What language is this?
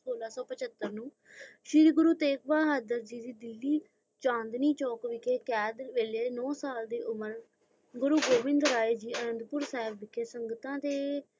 Punjabi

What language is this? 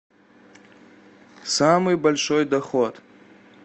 Russian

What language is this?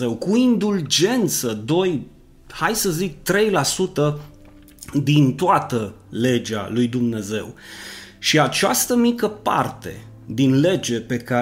Romanian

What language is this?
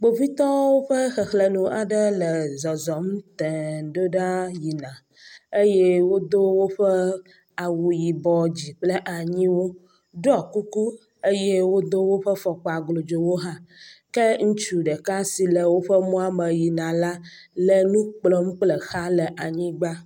Ewe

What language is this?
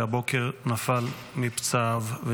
Hebrew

